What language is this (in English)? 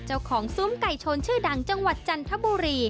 Thai